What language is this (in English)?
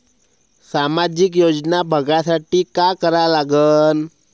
Marathi